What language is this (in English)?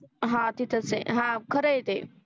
Marathi